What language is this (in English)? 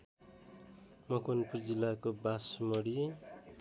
Nepali